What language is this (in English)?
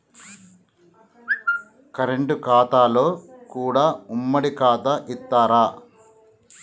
Telugu